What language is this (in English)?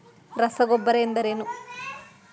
Kannada